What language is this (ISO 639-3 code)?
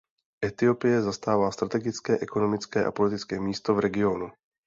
ces